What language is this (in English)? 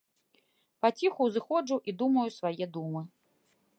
Belarusian